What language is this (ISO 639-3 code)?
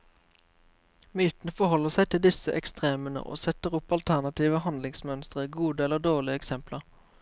nor